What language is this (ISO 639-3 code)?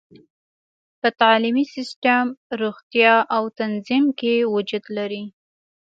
pus